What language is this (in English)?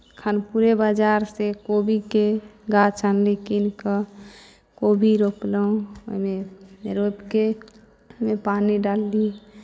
Maithili